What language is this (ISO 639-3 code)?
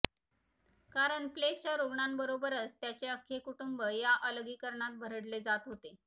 mar